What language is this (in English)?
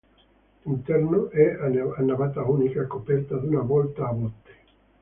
Italian